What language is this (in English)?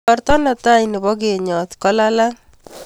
Kalenjin